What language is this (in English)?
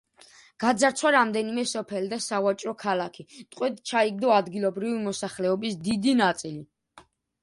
Georgian